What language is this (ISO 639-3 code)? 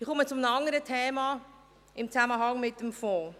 gsw